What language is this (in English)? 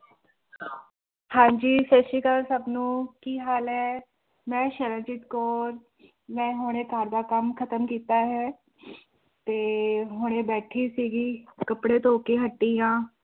Punjabi